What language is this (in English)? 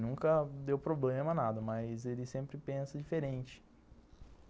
Portuguese